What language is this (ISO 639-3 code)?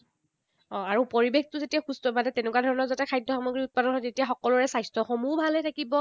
asm